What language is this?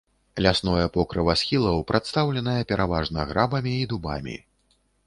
Belarusian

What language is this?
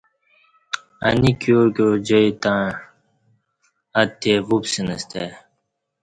Kati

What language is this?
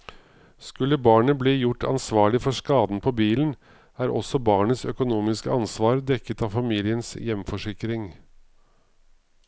Norwegian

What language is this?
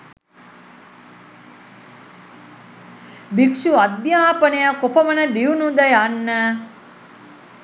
Sinhala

